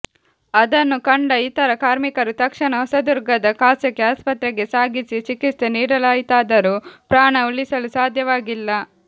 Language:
Kannada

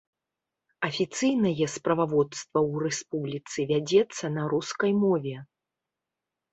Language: Belarusian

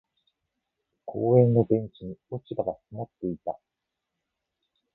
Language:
Japanese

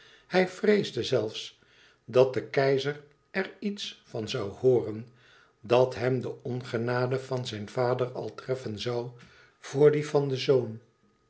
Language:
Dutch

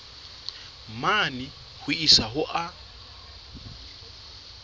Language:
Southern Sotho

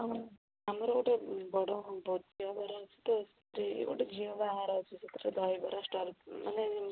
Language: Odia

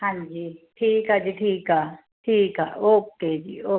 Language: Punjabi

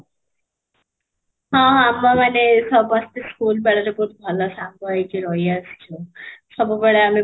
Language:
Odia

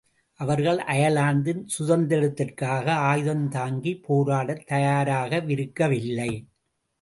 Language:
Tamil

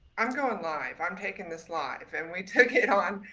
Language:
English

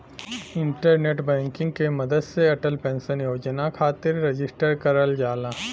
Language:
Bhojpuri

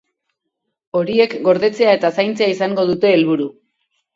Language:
Basque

